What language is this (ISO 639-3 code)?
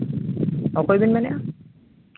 sat